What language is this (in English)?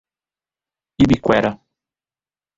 Portuguese